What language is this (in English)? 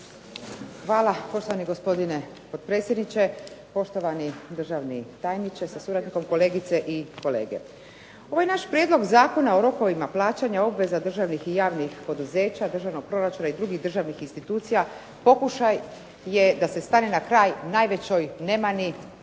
Croatian